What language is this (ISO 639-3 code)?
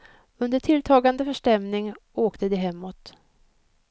swe